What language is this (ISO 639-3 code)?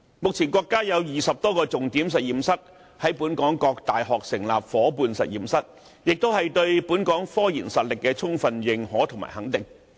yue